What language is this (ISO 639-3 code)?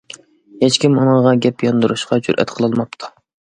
uig